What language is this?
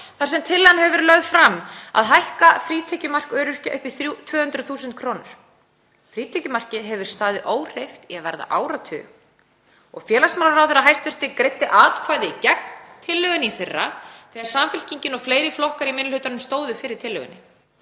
Icelandic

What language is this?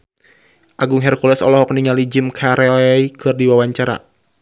Sundanese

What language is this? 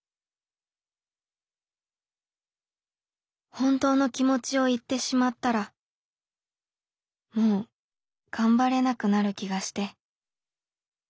Japanese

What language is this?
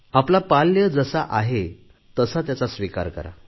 Marathi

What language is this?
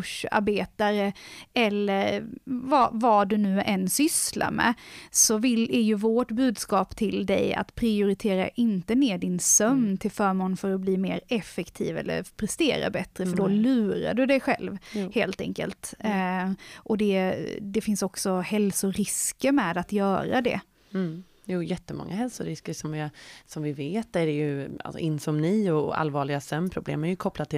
Swedish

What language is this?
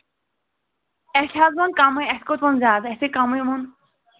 Kashmiri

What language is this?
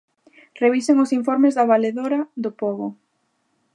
Galician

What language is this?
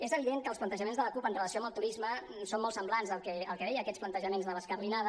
Catalan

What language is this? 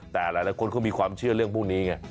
Thai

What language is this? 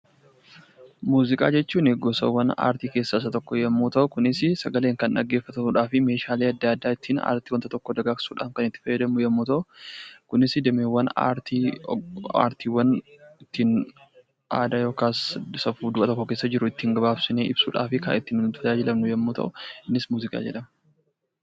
Oromo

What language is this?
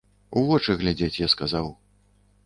Belarusian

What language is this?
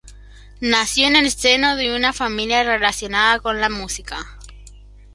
Spanish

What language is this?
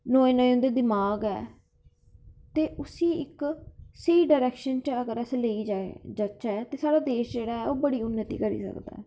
Dogri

